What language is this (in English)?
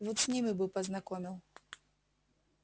Russian